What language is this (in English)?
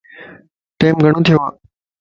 Lasi